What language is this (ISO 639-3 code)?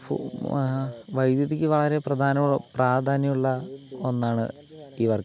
mal